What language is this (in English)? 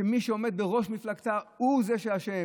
Hebrew